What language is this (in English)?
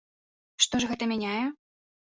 Belarusian